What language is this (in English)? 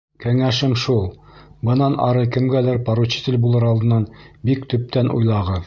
Bashkir